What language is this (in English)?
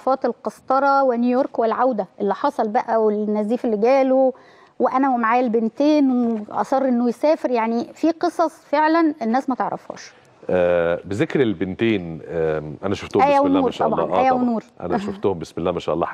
Arabic